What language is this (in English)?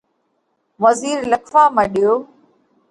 Parkari Koli